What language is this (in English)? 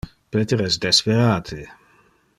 Interlingua